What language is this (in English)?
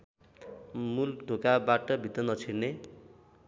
Nepali